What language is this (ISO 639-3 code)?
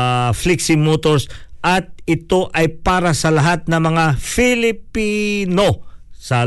fil